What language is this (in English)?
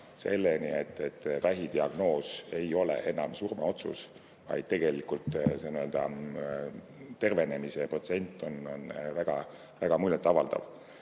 Estonian